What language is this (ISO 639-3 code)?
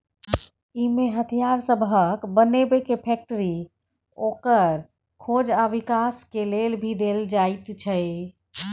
mai